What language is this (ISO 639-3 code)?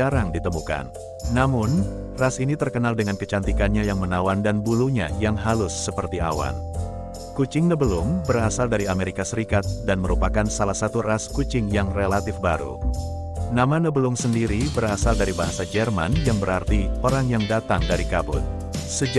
ind